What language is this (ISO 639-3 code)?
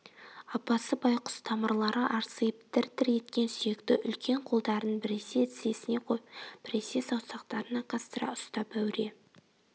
kaz